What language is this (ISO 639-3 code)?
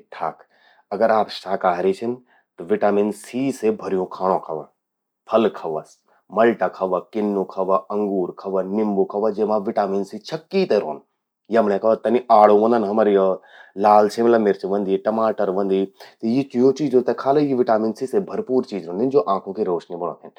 gbm